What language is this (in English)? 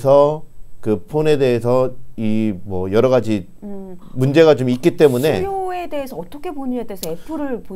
Korean